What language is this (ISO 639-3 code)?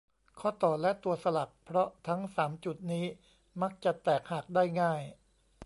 tha